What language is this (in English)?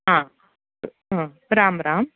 Sanskrit